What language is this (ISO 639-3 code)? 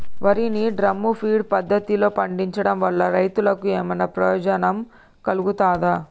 tel